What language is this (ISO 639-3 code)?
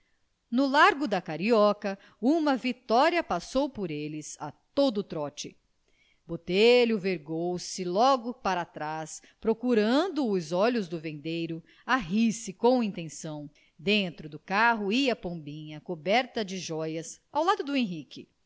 por